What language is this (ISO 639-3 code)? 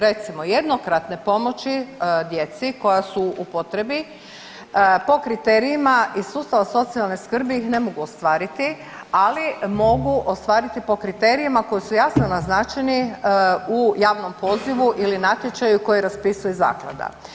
hrv